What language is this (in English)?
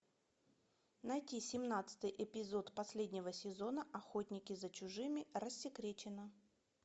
Russian